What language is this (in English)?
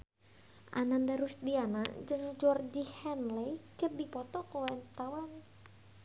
Sundanese